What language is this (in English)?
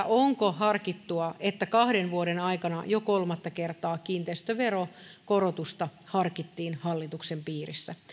Finnish